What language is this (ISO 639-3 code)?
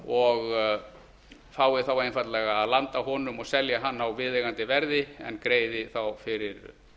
isl